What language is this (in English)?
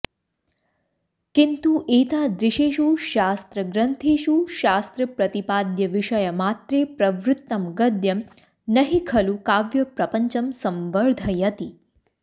Sanskrit